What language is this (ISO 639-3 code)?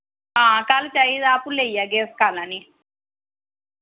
doi